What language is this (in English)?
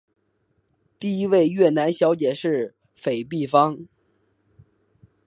Chinese